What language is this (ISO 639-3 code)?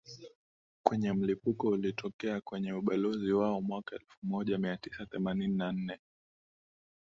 swa